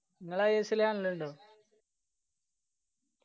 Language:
Malayalam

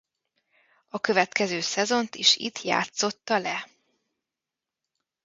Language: Hungarian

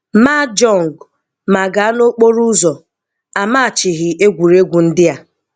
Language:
Igbo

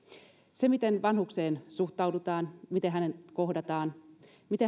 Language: Finnish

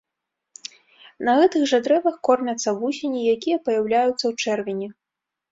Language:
Belarusian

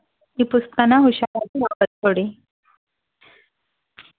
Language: Kannada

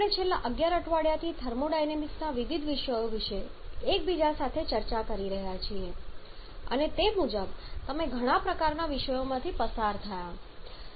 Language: Gujarati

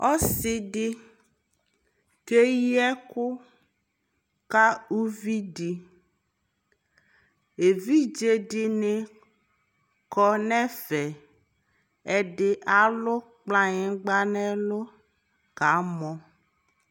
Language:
Ikposo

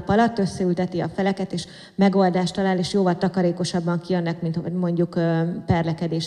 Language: Hungarian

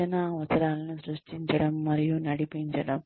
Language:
Telugu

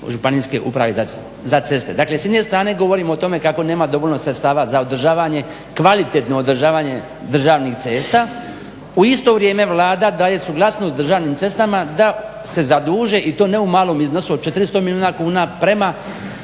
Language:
Croatian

